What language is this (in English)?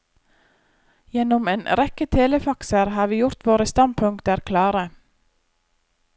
Norwegian